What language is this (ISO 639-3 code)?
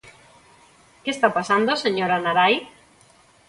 glg